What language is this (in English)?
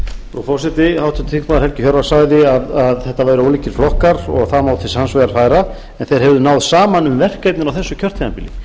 Icelandic